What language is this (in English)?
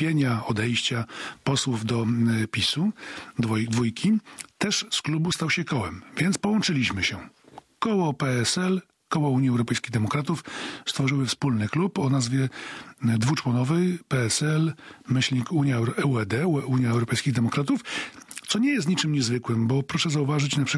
Polish